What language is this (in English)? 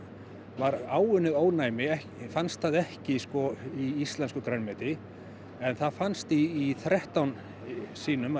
Icelandic